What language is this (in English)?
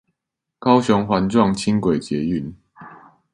Chinese